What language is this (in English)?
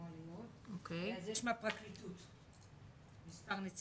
Hebrew